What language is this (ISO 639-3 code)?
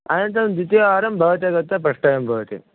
san